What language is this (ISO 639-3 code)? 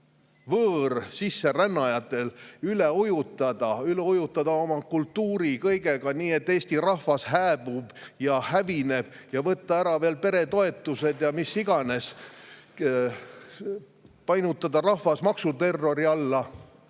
est